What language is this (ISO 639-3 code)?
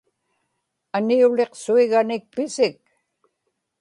ipk